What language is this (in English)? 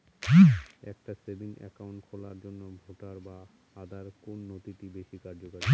Bangla